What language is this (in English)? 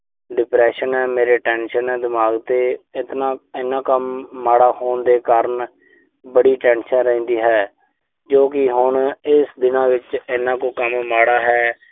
Punjabi